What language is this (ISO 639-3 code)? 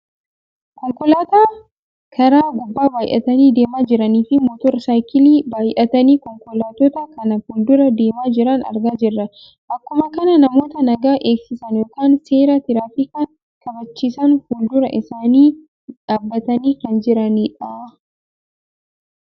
orm